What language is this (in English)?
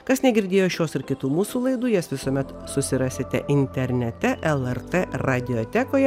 Lithuanian